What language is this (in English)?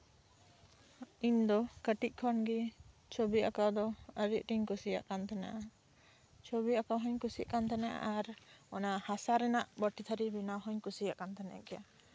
Santali